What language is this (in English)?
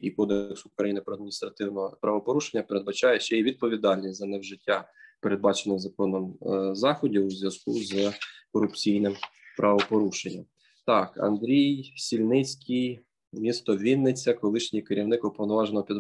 Ukrainian